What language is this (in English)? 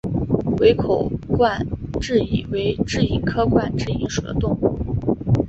Chinese